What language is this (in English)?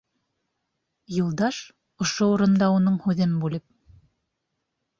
Bashkir